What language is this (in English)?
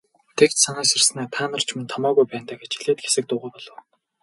Mongolian